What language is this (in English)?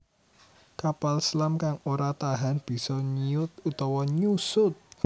Javanese